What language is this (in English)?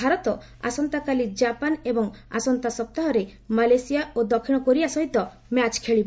Odia